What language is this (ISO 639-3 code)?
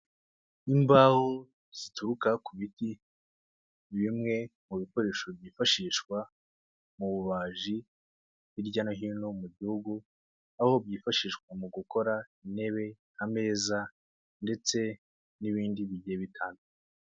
kin